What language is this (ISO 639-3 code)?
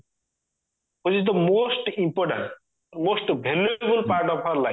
ori